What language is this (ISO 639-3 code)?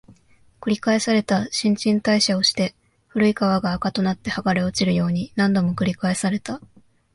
jpn